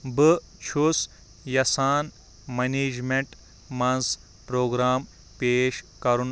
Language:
Kashmiri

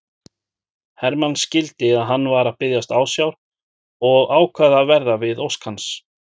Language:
Icelandic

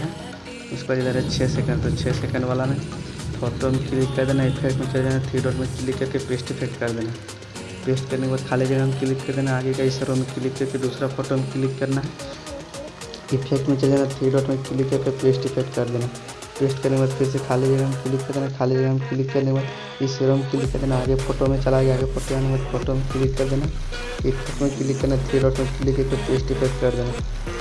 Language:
Hindi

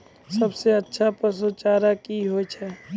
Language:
Maithili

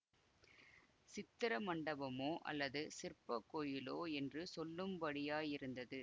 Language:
Tamil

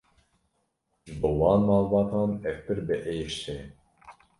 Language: Kurdish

